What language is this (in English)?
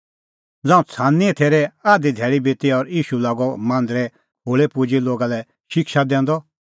Kullu Pahari